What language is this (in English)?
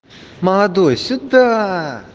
Russian